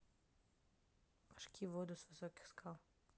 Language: Russian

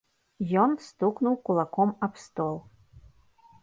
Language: Belarusian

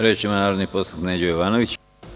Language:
Serbian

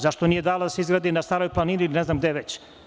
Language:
Serbian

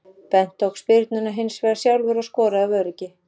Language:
Icelandic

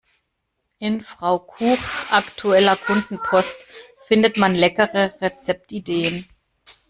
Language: German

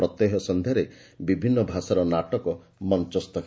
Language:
Odia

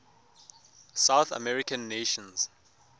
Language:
Tswana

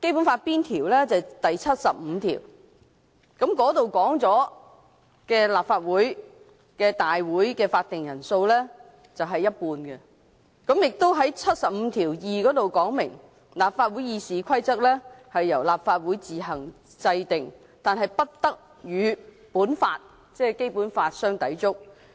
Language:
Cantonese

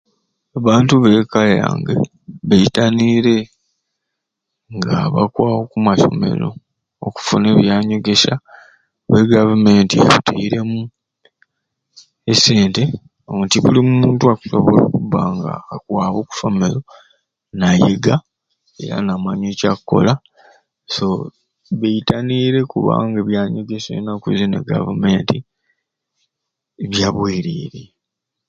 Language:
Ruuli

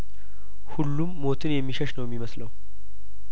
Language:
Amharic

